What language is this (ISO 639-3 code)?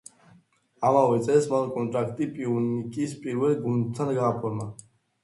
kat